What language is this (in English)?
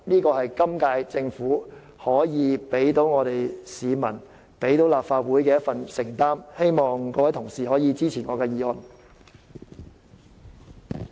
Cantonese